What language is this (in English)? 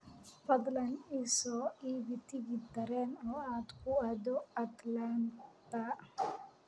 Somali